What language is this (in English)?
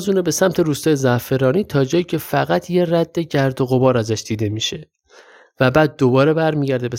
Persian